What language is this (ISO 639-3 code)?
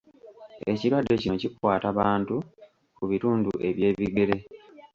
lug